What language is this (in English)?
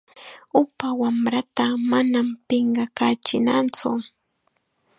Chiquián Ancash Quechua